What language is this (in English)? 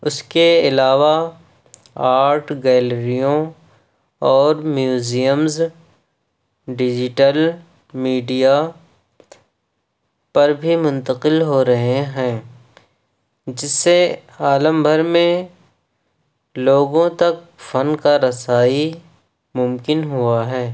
Urdu